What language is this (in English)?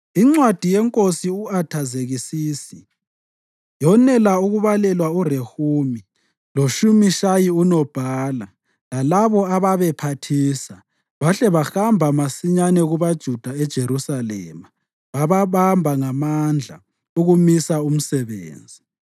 North Ndebele